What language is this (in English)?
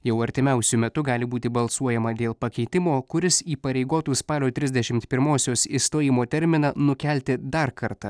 Lithuanian